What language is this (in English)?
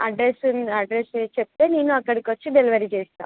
Telugu